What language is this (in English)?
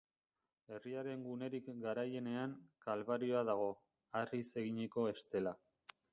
Basque